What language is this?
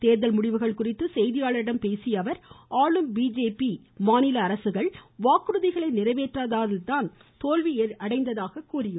Tamil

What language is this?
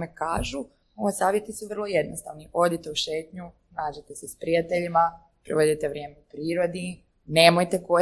Croatian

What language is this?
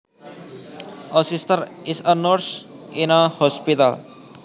Javanese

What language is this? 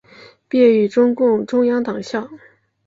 Chinese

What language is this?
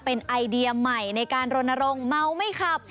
Thai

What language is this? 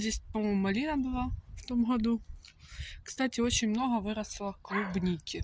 Russian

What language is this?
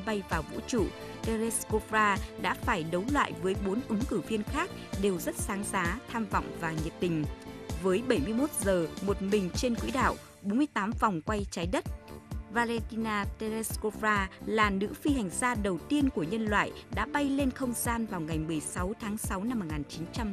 Vietnamese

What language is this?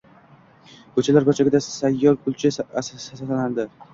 Uzbek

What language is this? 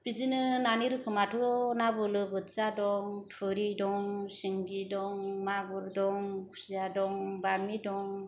Bodo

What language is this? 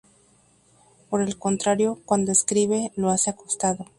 Spanish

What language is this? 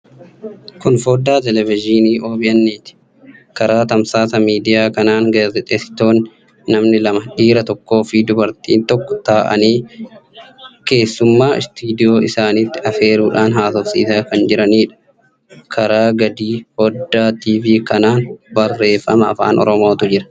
Oromo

